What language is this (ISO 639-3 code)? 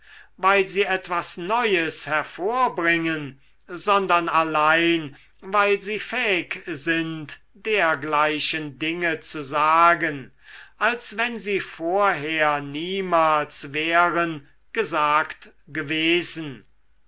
deu